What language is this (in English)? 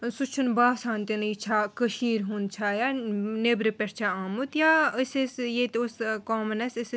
Kashmiri